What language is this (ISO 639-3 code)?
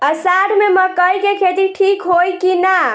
bho